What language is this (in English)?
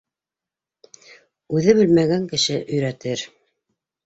Bashkir